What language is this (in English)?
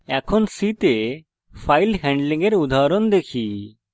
Bangla